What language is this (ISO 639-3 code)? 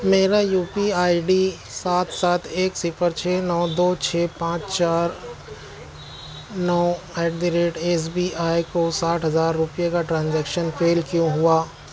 urd